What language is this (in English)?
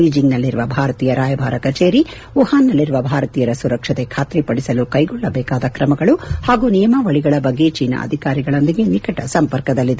Kannada